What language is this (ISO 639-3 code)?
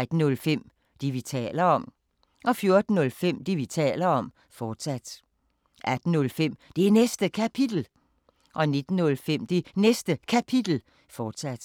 dan